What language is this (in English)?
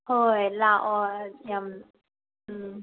Manipuri